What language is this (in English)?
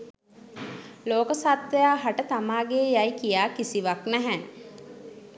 Sinhala